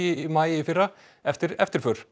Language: Icelandic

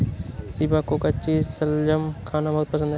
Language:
Hindi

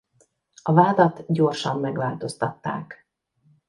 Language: Hungarian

